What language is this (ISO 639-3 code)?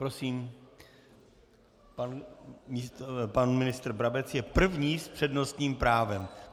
ces